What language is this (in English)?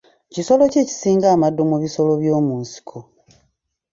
Ganda